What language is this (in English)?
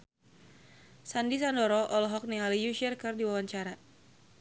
Sundanese